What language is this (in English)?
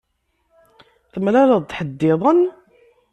Kabyle